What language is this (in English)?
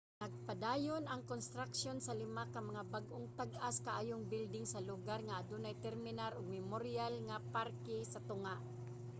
Cebuano